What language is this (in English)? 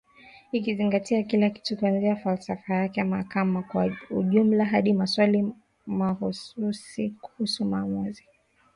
Swahili